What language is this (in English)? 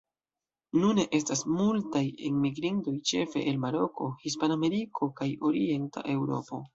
Esperanto